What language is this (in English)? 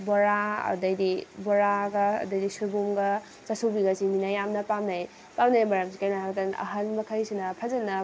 Manipuri